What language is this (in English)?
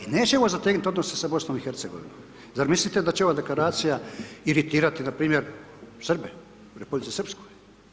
Croatian